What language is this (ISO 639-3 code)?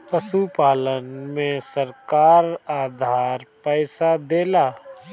bho